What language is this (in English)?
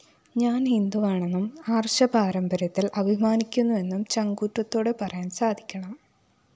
Malayalam